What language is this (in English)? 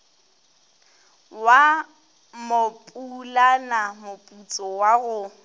Northern Sotho